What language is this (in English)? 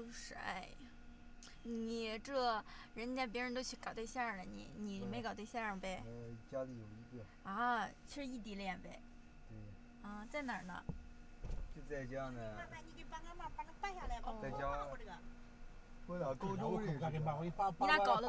Chinese